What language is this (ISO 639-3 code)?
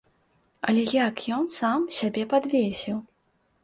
bel